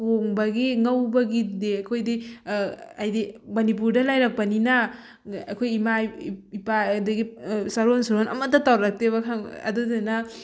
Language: Manipuri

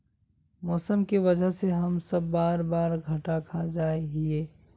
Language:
Magahi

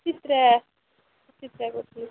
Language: Odia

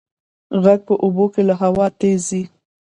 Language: Pashto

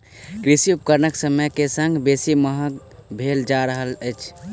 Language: Maithili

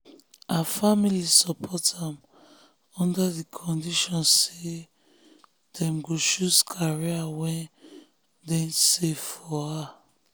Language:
Nigerian Pidgin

